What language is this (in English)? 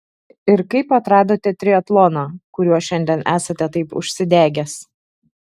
Lithuanian